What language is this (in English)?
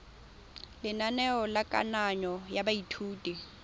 Tswana